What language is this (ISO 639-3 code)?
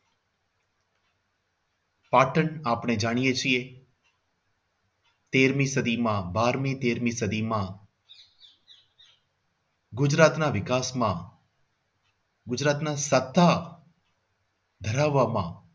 guj